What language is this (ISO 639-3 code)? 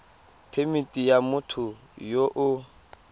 tsn